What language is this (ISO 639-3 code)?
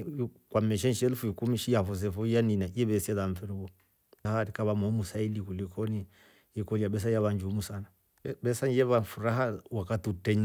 rof